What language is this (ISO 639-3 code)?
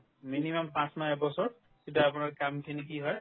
asm